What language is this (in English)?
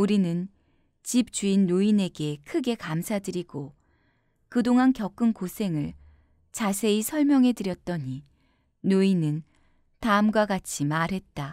Korean